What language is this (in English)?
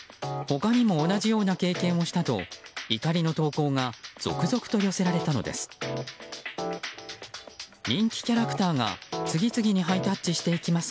Japanese